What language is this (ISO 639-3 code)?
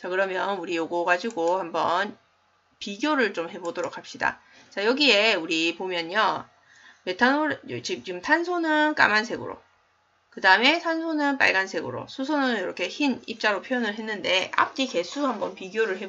kor